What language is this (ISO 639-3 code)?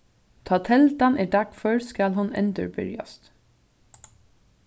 fao